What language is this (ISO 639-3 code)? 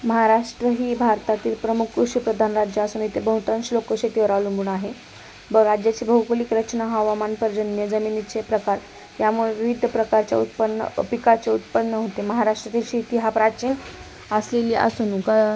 mar